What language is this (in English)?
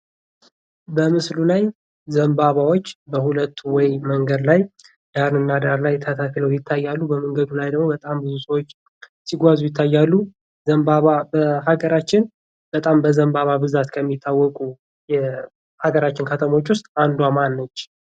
Amharic